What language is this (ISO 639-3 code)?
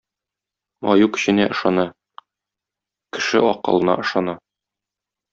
tat